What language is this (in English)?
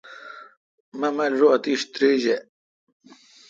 Kalkoti